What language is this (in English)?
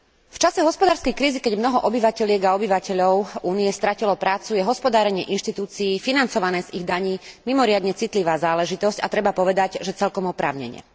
Slovak